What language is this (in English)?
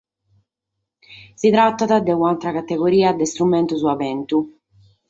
Sardinian